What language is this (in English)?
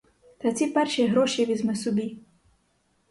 Ukrainian